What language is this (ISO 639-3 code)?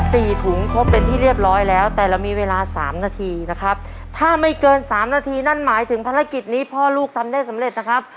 tha